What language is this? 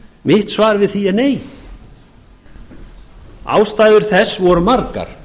Icelandic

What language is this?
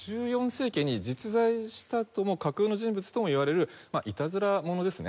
Japanese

